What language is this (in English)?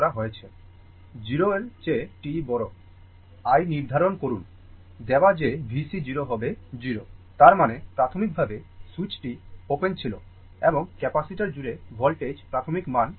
Bangla